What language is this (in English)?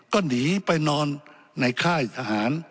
Thai